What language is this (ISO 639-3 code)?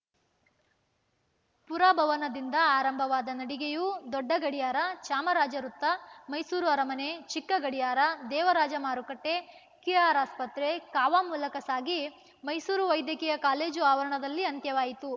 kan